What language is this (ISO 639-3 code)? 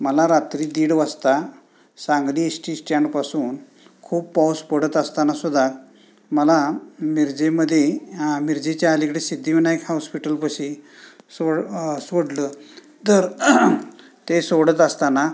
mar